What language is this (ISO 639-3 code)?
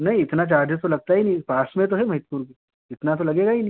hin